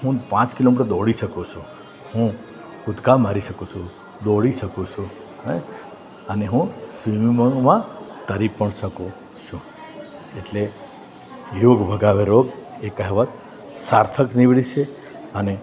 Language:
Gujarati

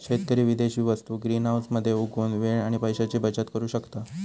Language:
Marathi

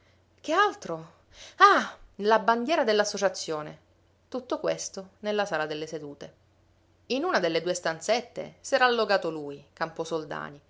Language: Italian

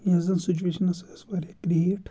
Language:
Kashmiri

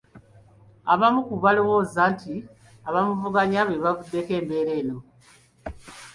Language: Ganda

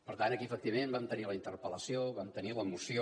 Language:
Catalan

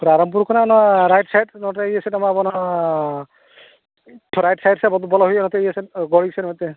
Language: Santali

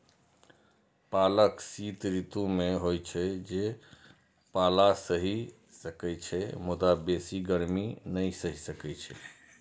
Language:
Maithili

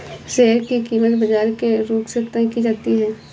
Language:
Hindi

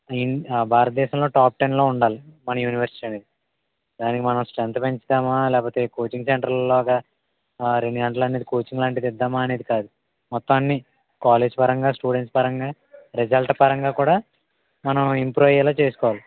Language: Telugu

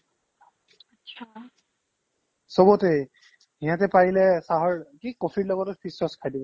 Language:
Assamese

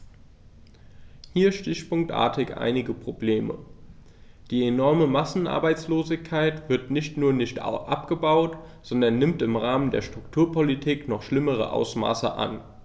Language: German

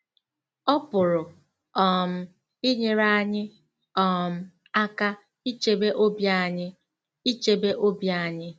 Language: Igbo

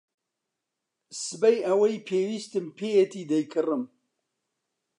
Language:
Central Kurdish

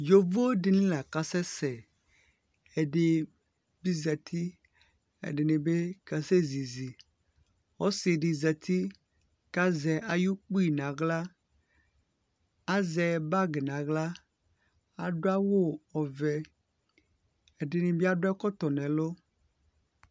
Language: Ikposo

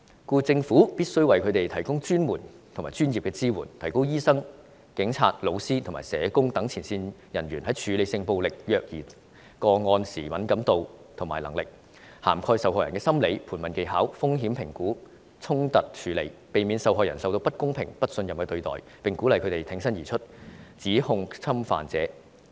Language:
Cantonese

